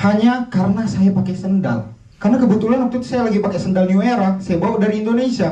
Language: Indonesian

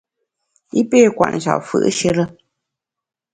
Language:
Bamun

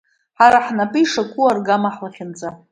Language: Abkhazian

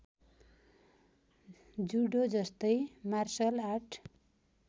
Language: Nepali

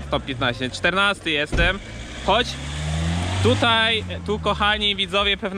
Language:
Polish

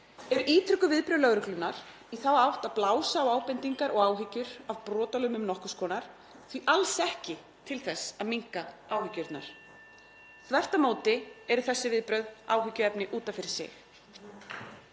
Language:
Icelandic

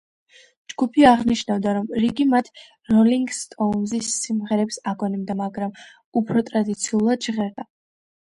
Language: Georgian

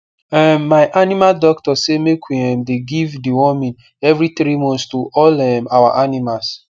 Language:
Nigerian Pidgin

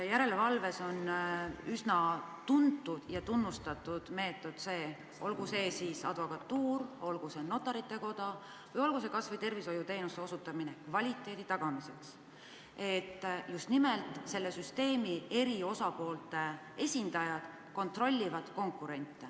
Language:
Estonian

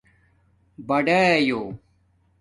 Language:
Domaaki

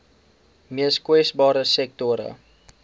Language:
Afrikaans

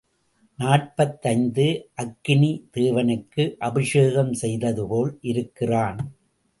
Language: Tamil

